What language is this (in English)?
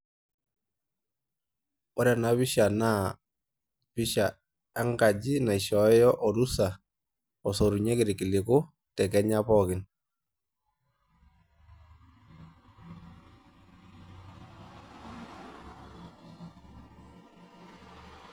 Masai